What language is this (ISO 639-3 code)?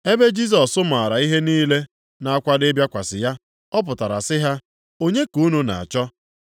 ibo